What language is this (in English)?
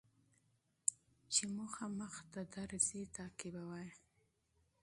Pashto